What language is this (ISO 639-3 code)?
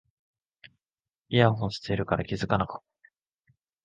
jpn